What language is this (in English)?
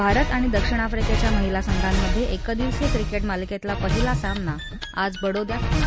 Marathi